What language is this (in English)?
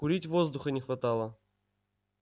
Russian